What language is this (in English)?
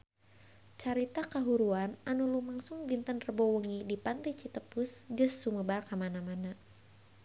Sundanese